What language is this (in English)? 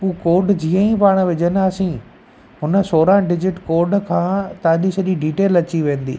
Sindhi